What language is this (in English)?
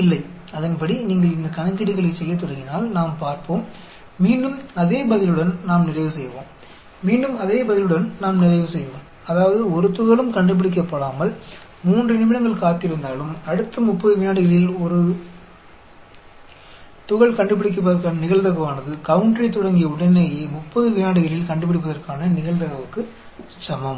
Tamil